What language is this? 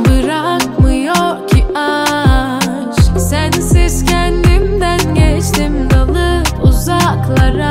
Turkish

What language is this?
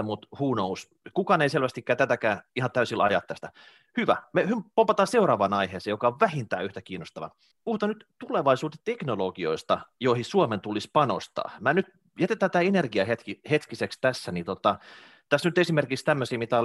Finnish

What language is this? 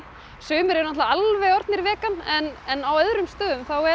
Icelandic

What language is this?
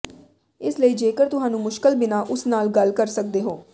Punjabi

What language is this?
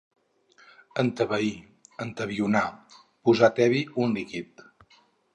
Catalan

